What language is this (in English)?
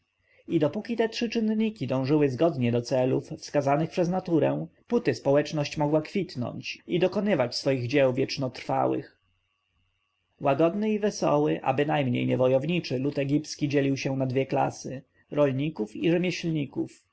Polish